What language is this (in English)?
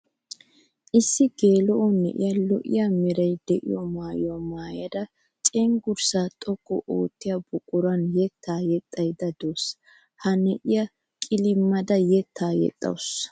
Wolaytta